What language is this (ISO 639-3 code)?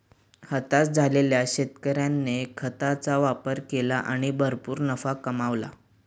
mar